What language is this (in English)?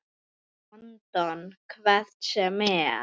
Icelandic